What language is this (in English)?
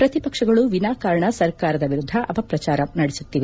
Kannada